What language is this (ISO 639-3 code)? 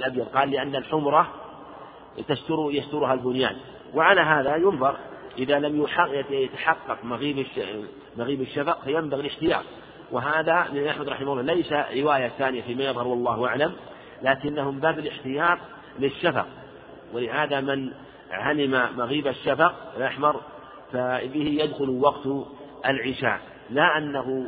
ara